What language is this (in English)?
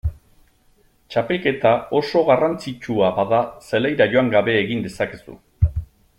Basque